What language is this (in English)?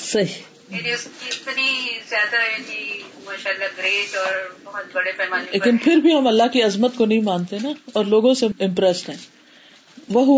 Urdu